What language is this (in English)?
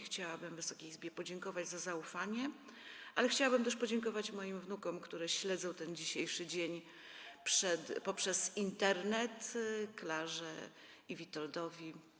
Polish